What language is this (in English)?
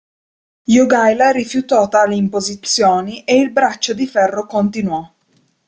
Italian